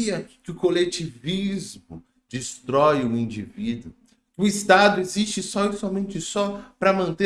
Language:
Portuguese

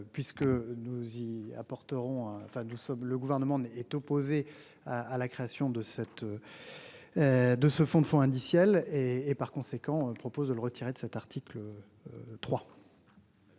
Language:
French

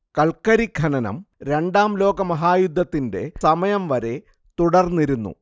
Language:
Malayalam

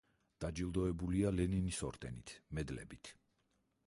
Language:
Georgian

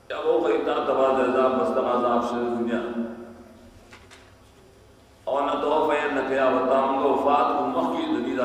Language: Portuguese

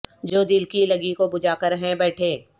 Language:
Urdu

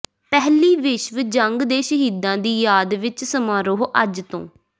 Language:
Punjabi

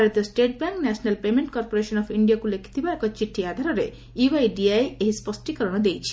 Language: Odia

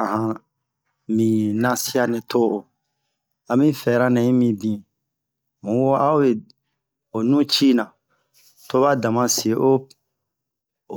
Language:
Bomu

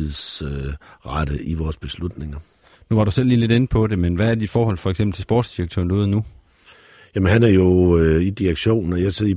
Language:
Danish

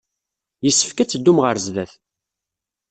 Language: Kabyle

